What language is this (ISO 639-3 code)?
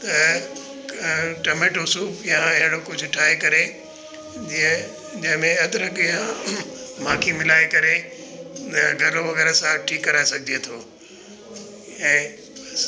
snd